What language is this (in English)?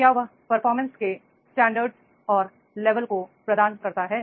Hindi